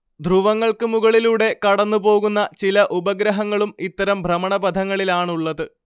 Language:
Malayalam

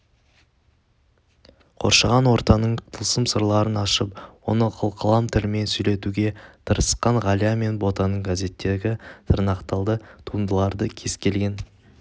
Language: Kazakh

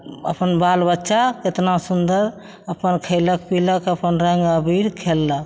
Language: Maithili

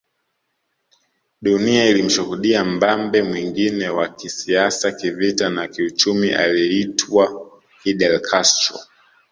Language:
Swahili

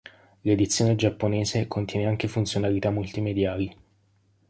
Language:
Italian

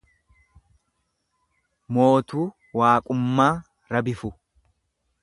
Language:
Oromo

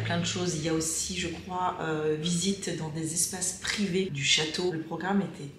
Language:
French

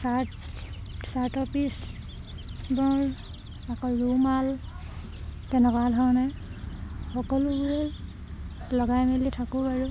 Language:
Assamese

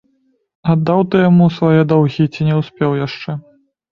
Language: Belarusian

